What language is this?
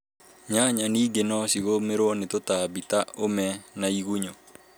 Kikuyu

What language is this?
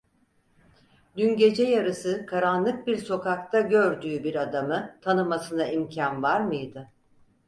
Turkish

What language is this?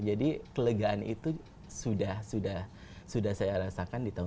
Indonesian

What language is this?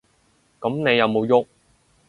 Cantonese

